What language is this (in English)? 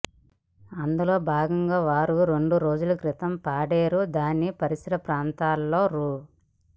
Telugu